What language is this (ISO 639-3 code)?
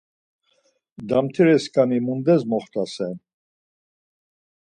lzz